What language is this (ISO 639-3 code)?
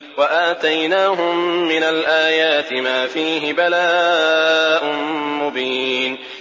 ara